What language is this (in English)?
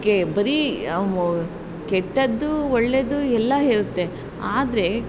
Kannada